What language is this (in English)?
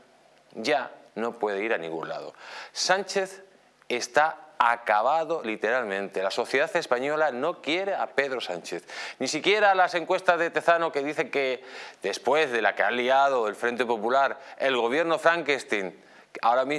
Spanish